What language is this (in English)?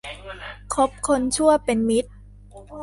Thai